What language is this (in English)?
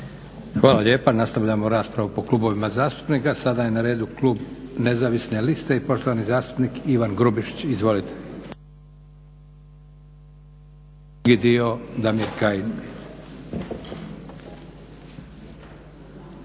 Croatian